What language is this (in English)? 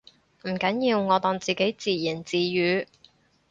Cantonese